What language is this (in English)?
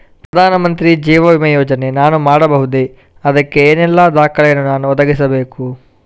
Kannada